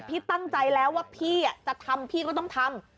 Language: Thai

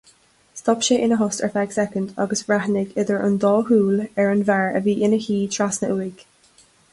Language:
Irish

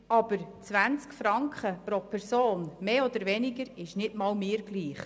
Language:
Swiss German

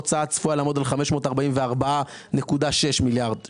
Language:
Hebrew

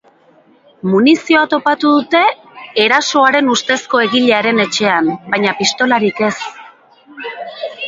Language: Basque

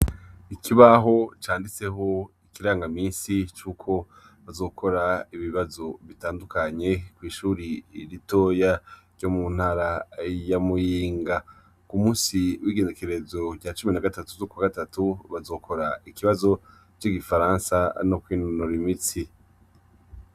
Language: Rundi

